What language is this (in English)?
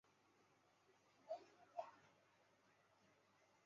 Chinese